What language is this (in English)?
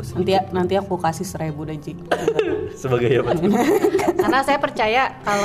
Indonesian